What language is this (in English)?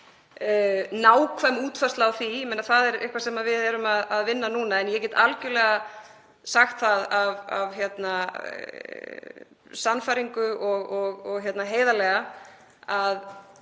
Icelandic